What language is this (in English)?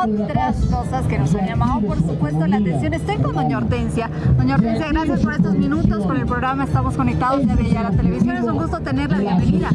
Spanish